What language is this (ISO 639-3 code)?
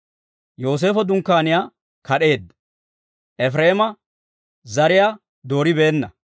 dwr